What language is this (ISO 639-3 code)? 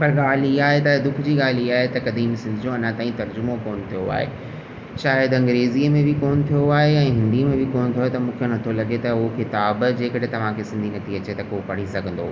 snd